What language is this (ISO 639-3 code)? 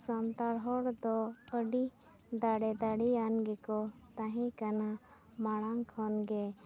sat